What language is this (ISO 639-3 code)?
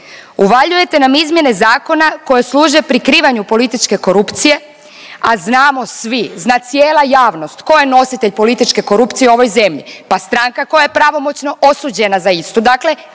hrv